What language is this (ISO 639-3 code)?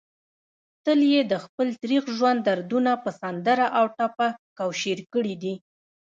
pus